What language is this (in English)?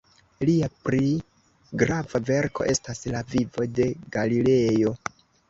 Esperanto